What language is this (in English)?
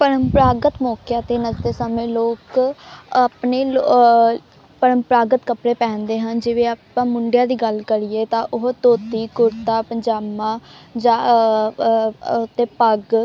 Punjabi